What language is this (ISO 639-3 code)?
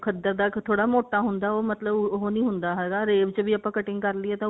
pan